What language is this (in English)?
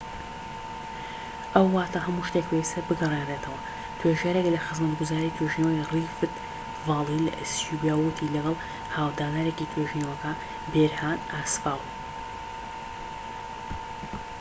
Central Kurdish